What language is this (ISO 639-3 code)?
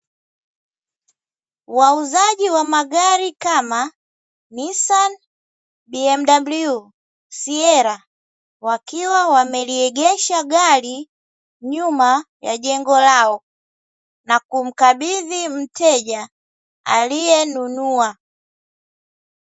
swa